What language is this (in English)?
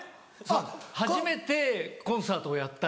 Japanese